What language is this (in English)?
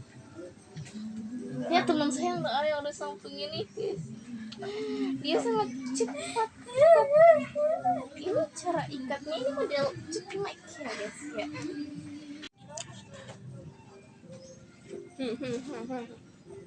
Indonesian